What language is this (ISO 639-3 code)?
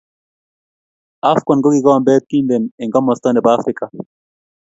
kln